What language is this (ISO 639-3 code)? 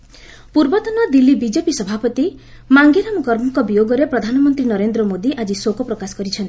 ori